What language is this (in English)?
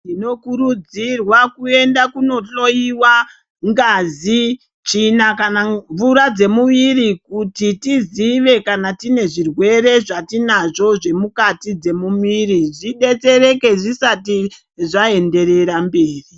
Ndau